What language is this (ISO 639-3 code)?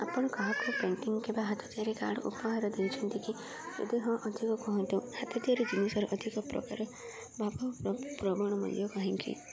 ori